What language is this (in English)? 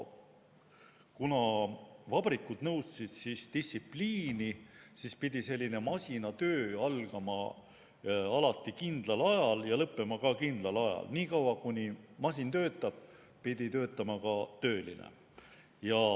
Estonian